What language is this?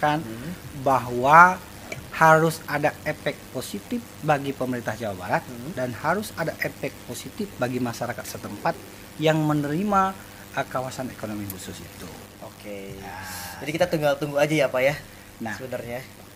Indonesian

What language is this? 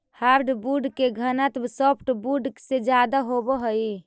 Magahi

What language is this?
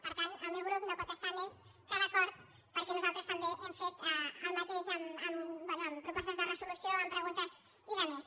Catalan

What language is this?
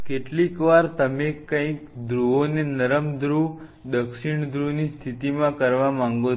Gujarati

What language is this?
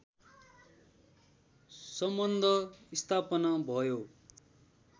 Nepali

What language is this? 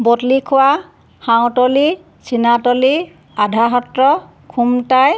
Assamese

